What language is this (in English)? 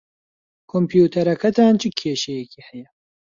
Central Kurdish